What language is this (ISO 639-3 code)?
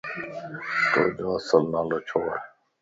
lss